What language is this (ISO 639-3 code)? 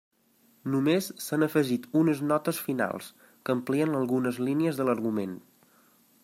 cat